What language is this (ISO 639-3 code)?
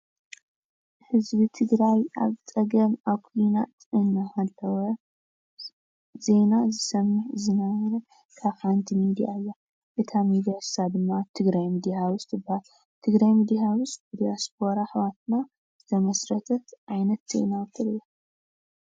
tir